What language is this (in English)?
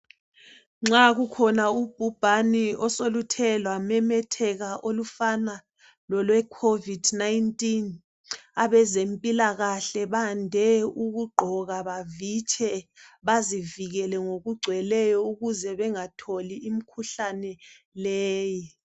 North Ndebele